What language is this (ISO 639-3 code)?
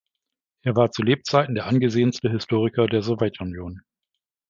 deu